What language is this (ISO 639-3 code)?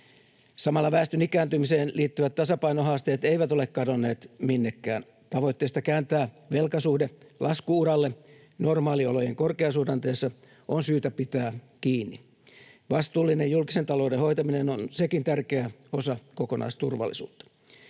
fin